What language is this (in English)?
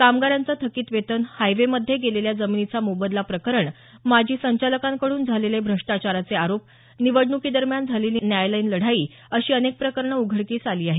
Marathi